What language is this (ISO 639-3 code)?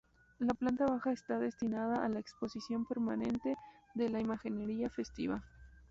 spa